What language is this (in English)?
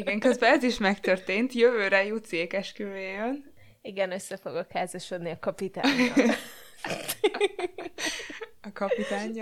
Hungarian